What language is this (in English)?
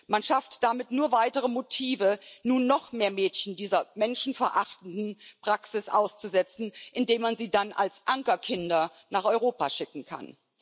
German